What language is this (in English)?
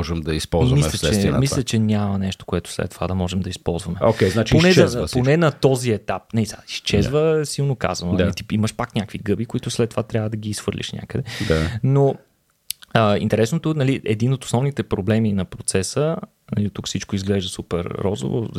Bulgarian